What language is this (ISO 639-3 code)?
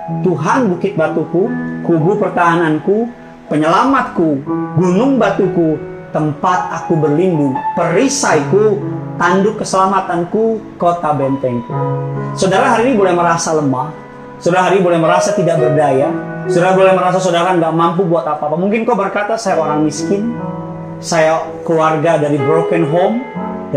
ind